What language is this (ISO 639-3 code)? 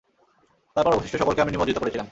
ben